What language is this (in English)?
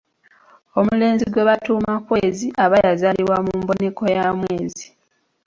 Ganda